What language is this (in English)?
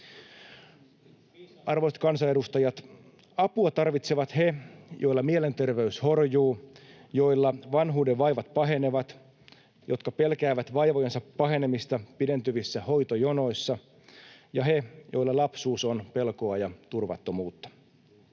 Finnish